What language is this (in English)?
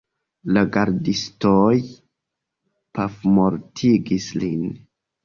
Esperanto